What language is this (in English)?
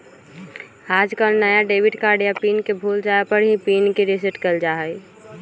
Magahi